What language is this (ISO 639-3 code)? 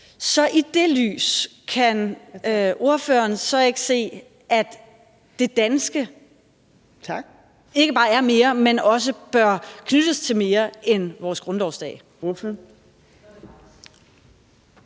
dan